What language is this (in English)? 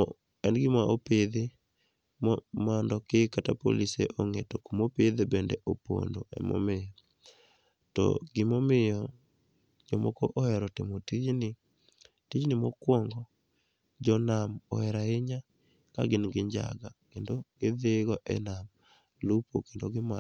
Luo (Kenya and Tanzania)